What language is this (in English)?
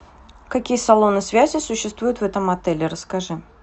Russian